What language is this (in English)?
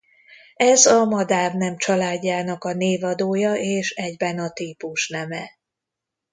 Hungarian